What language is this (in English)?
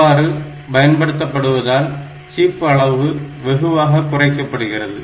Tamil